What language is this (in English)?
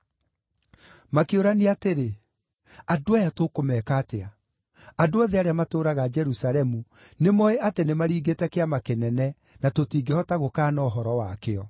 Kikuyu